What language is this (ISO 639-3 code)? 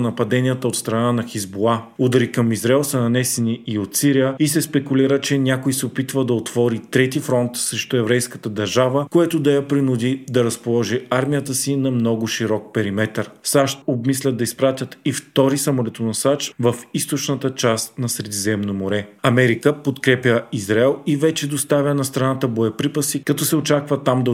bul